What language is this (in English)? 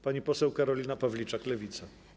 Polish